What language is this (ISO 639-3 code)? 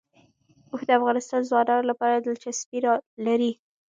pus